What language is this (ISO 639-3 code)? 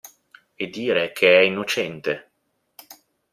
ita